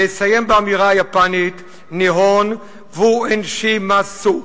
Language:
Hebrew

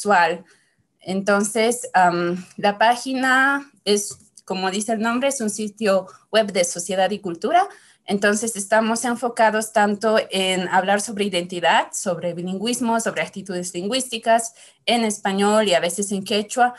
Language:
Spanish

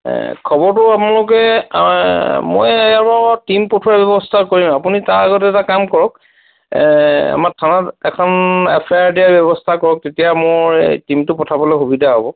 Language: Assamese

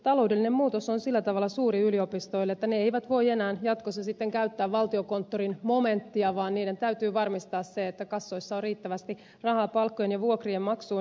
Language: Finnish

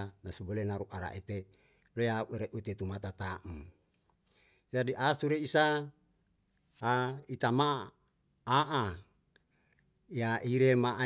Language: Yalahatan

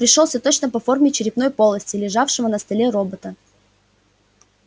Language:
Russian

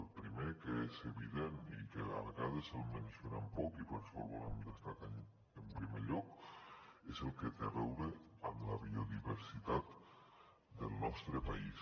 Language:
Catalan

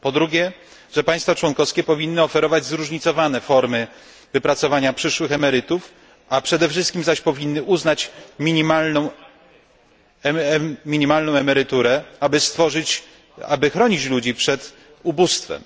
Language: Polish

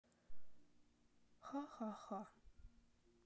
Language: Russian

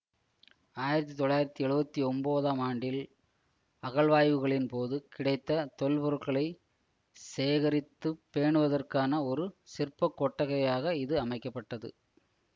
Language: Tamil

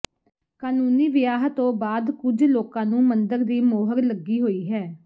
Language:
Punjabi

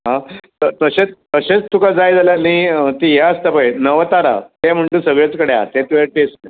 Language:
Konkani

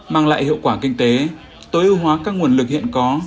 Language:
Vietnamese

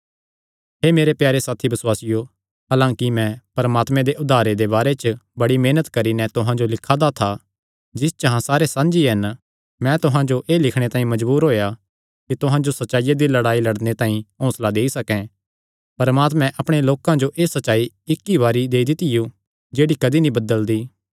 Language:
Kangri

